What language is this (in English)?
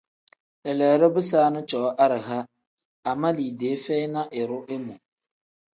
Tem